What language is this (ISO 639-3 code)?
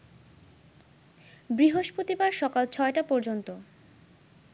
ben